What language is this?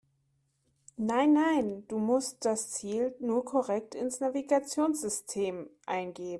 German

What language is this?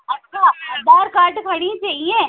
Sindhi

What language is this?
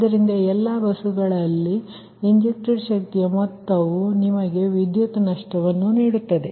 Kannada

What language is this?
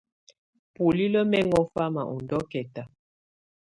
Tunen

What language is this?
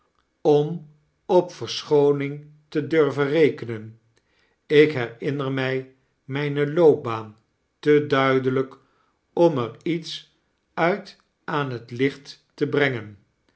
Dutch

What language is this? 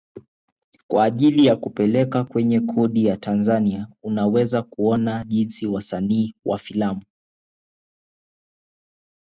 Swahili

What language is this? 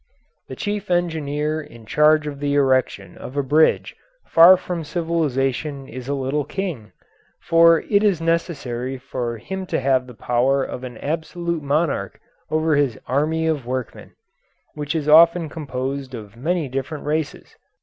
English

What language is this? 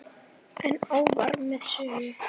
Icelandic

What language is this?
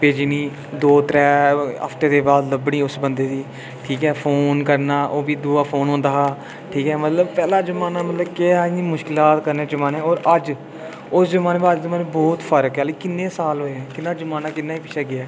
Dogri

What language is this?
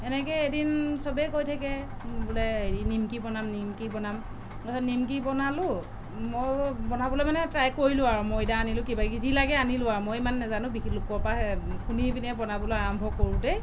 Assamese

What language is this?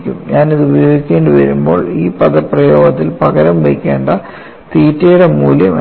Malayalam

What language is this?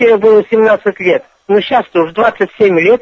Russian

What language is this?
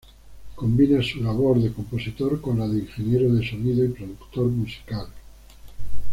Spanish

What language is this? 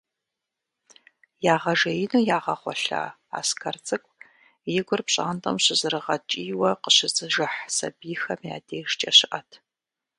Kabardian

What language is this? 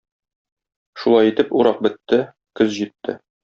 Tatar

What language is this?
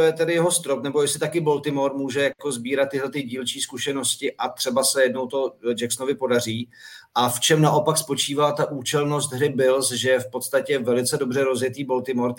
Czech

